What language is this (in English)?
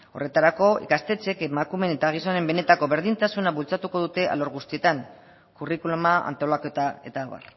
Basque